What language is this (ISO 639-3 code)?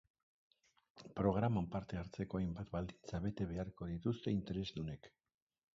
eus